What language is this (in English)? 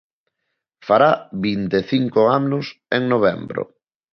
Galician